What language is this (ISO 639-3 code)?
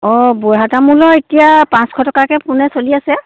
asm